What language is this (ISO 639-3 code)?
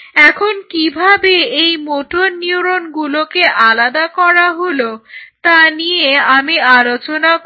ben